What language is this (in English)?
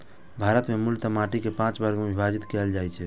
Maithili